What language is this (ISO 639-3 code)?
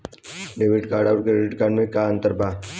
bho